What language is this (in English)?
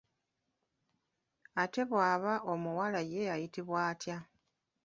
Ganda